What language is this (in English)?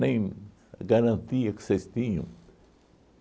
Portuguese